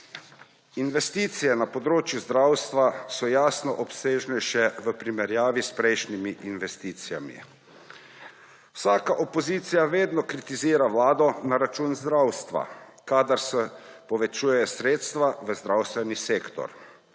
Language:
Slovenian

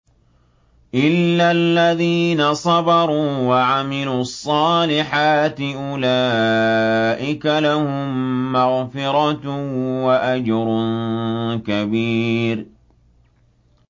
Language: Arabic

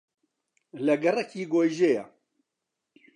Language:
Central Kurdish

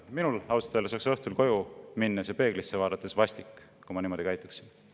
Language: Estonian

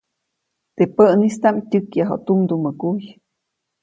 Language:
Copainalá Zoque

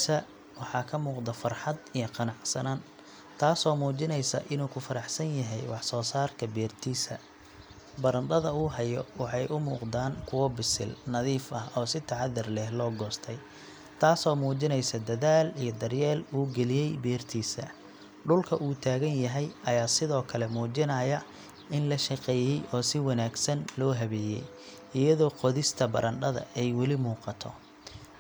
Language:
Somali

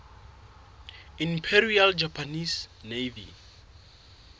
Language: Southern Sotho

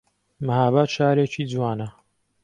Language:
Central Kurdish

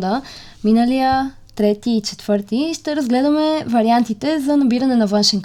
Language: Bulgarian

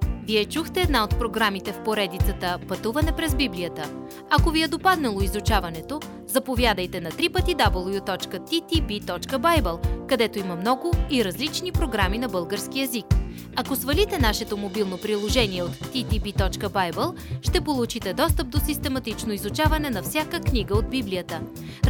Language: Bulgarian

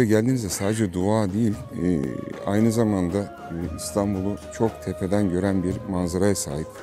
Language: Turkish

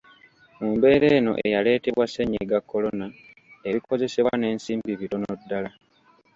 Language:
Ganda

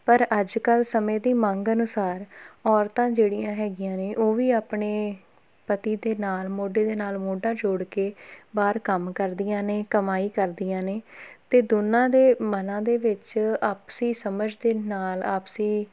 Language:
Punjabi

